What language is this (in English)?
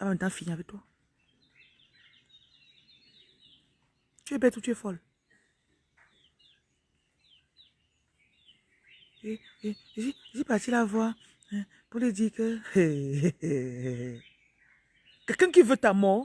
French